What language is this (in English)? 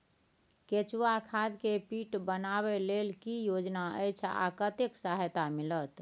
Maithili